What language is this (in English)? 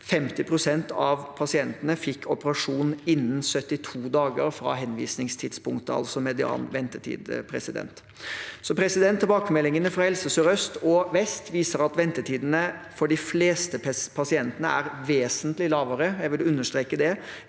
Norwegian